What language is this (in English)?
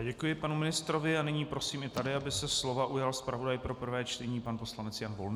Czech